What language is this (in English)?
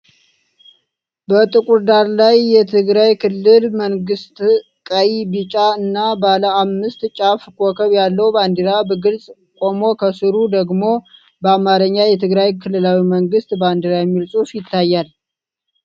Amharic